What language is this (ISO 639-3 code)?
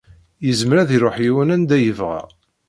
kab